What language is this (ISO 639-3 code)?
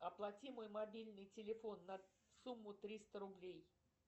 rus